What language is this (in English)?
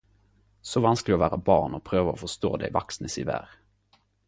Norwegian Nynorsk